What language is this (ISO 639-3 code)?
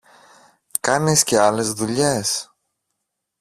ell